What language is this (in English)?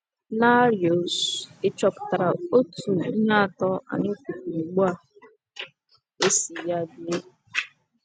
Igbo